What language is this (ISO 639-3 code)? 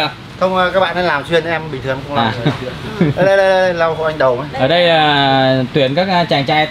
vie